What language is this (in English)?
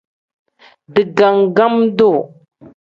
Tem